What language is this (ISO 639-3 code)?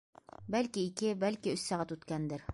bak